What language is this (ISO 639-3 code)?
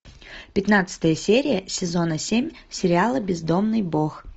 rus